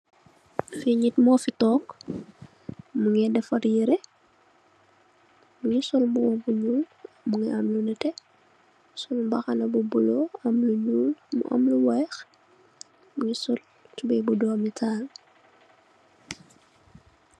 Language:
Wolof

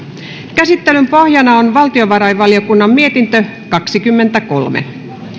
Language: Finnish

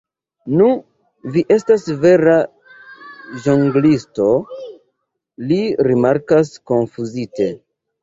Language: Esperanto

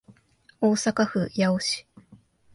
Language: Japanese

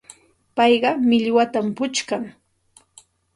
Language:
Santa Ana de Tusi Pasco Quechua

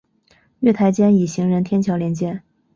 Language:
Chinese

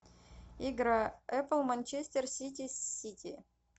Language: Russian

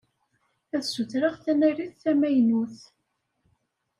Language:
Kabyle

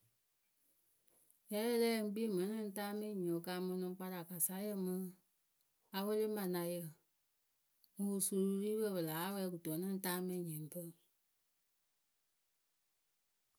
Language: Akebu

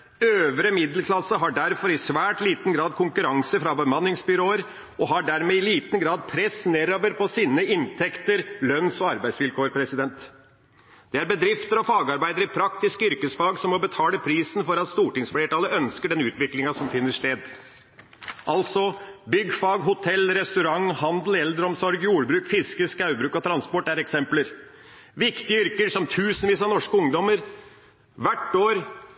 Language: Norwegian Bokmål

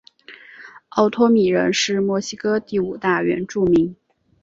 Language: Chinese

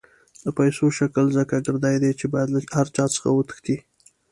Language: Pashto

